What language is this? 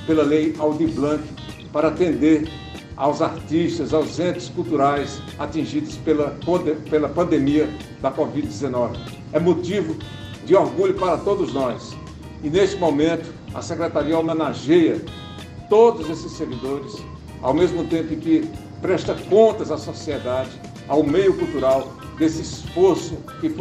Portuguese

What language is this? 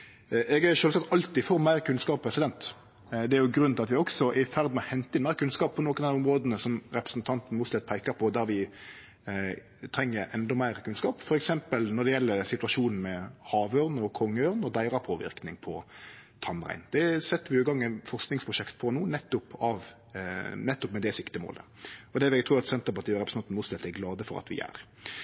Norwegian Nynorsk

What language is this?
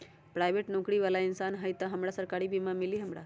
Magahi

